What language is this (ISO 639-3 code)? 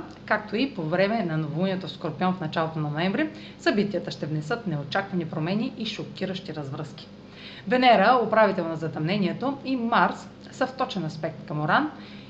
bul